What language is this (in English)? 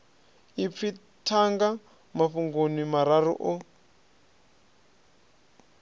Venda